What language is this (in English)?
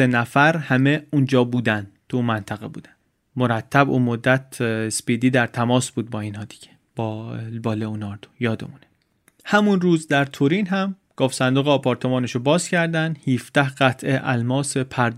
Persian